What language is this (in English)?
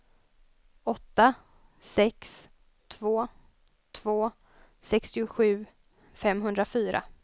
Swedish